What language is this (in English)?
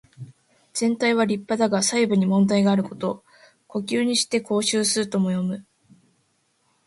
Japanese